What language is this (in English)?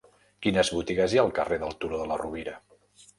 Catalan